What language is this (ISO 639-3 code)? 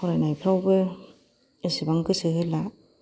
brx